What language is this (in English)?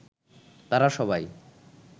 Bangla